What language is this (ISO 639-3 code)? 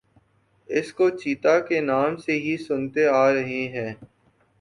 urd